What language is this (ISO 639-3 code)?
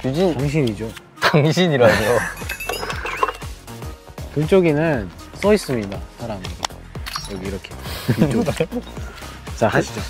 kor